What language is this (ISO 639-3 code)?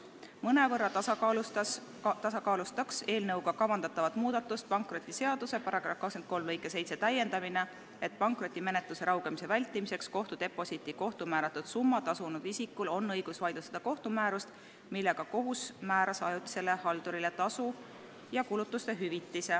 est